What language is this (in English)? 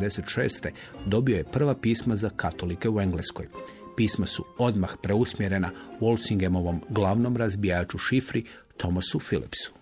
Croatian